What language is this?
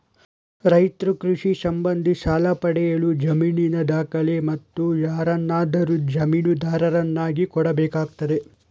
Kannada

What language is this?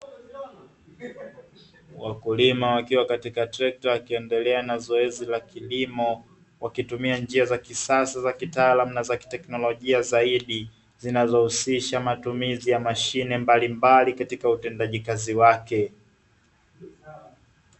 Swahili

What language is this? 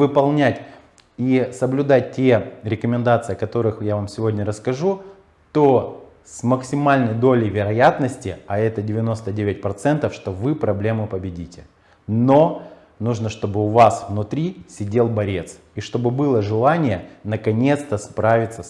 Russian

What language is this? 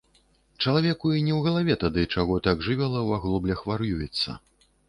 Belarusian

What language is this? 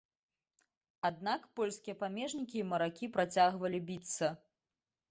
Belarusian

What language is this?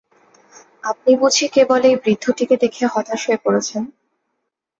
Bangla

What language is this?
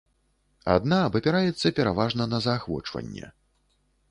Belarusian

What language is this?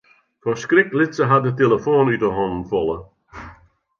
Western Frisian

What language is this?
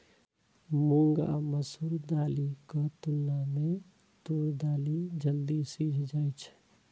Maithili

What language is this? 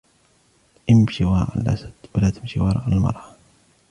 Arabic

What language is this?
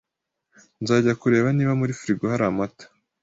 Kinyarwanda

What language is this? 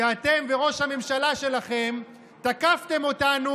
Hebrew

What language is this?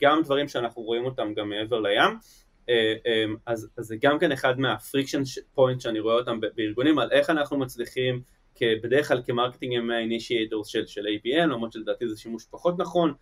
Hebrew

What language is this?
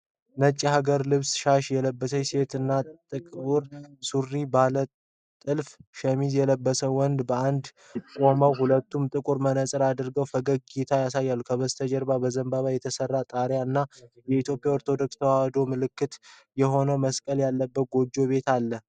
Amharic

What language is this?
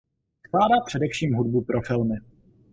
Czech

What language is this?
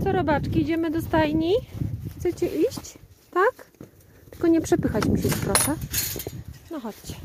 Polish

